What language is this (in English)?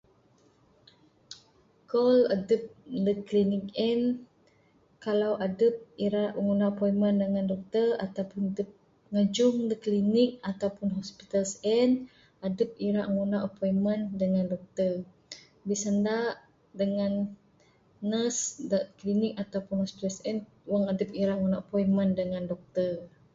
Bukar-Sadung Bidayuh